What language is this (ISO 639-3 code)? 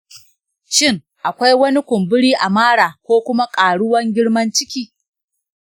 hau